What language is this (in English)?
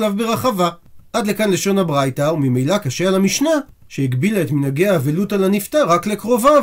Hebrew